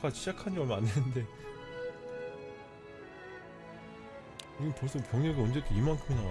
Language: Korean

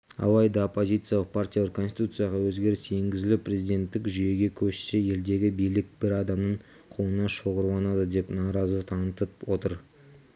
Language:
Kazakh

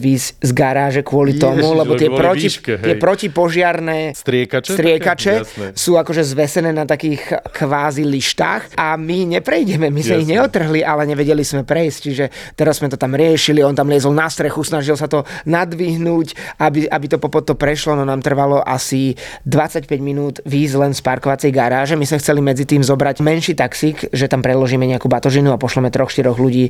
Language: Slovak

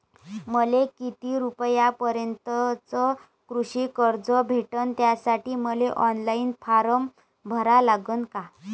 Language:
Marathi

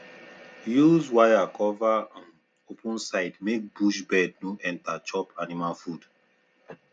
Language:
Nigerian Pidgin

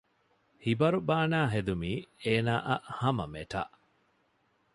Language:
Divehi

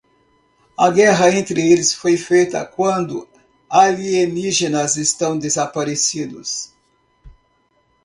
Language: Portuguese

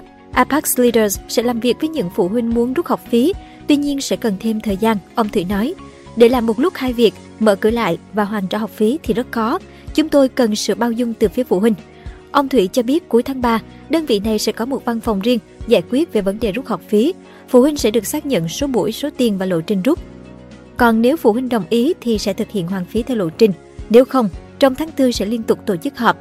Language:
Vietnamese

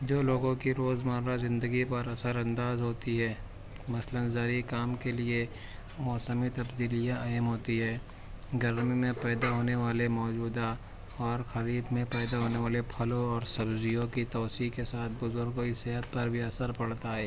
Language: Urdu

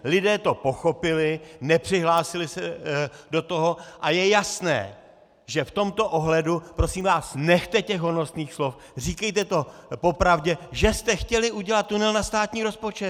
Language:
Czech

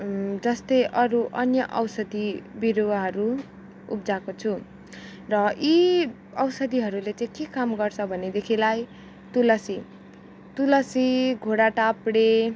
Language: Nepali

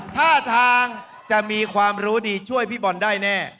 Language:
Thai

